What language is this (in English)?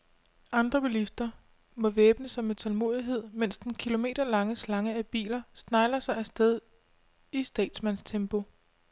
Danish